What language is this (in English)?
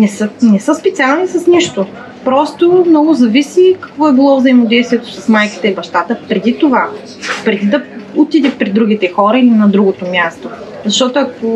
Bulgarian